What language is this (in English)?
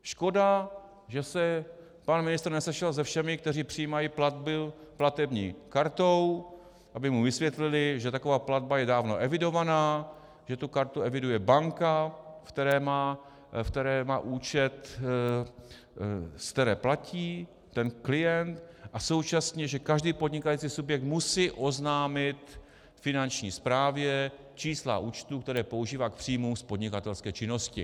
Czech